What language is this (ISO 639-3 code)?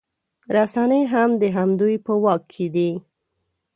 pus